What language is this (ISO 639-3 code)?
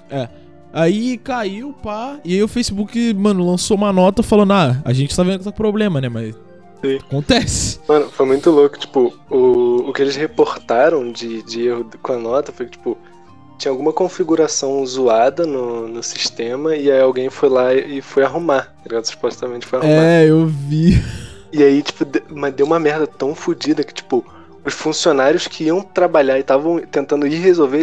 por